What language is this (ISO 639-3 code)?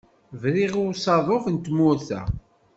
kab